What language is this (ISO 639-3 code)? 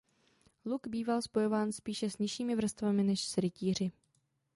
ces